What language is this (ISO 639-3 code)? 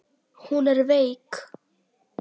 isl